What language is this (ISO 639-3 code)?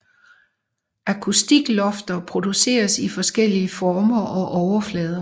dan